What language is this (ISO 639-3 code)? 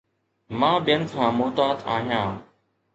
snd